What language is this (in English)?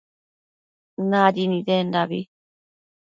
Matsés